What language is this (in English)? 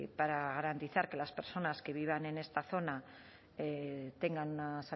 Spanish